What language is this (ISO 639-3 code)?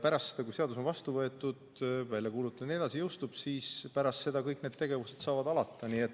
est